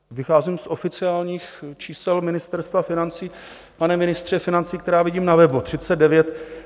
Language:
Czech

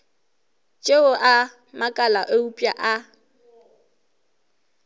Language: Northern Sotho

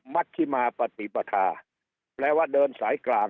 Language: Thai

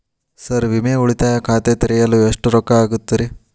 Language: Kannada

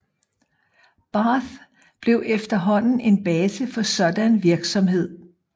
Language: Danish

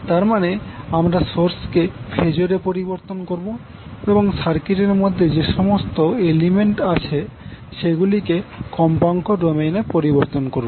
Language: Bangla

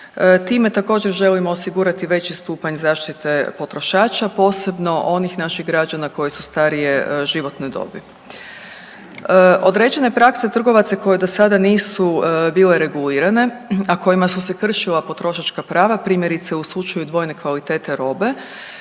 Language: Croatian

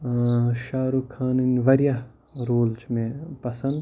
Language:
Kashmiri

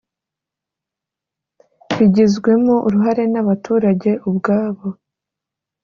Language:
Kinyarwanda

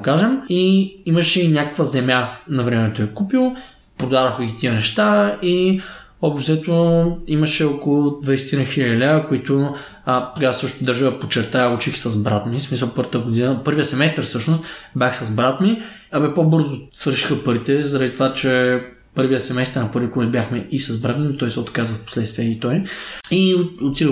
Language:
Bulgarian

